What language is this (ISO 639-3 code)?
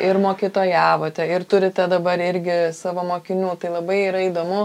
lit